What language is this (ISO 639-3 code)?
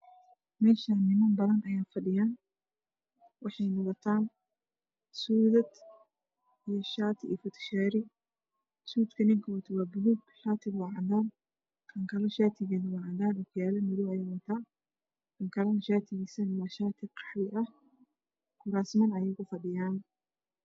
som